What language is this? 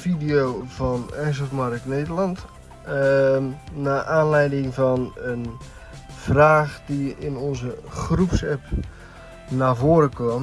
Dutch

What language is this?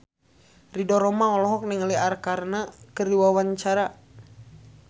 Sundanese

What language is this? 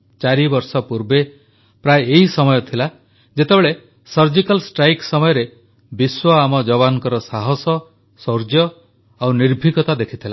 Odia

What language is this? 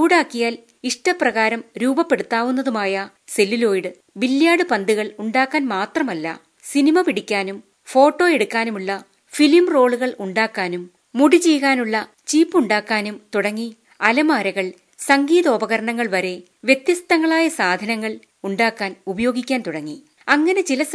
Malayalam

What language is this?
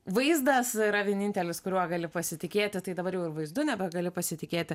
Lithuanian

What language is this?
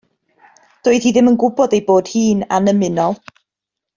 Welsh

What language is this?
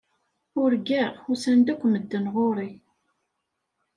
Kabyle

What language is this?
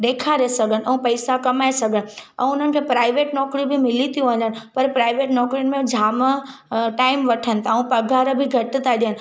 Sindhi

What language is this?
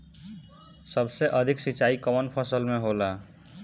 Bhojpuri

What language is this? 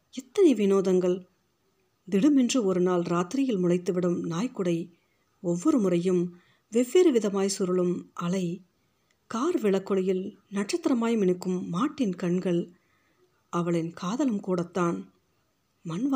Tamil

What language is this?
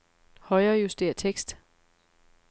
Danish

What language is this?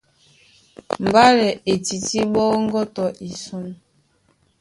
Duala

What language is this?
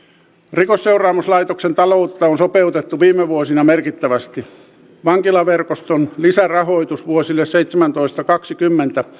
Finnish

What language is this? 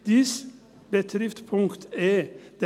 Swiss German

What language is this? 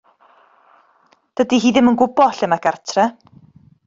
Welsh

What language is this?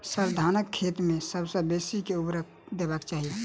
Maithili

